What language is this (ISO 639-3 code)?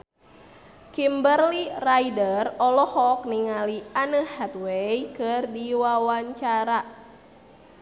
sun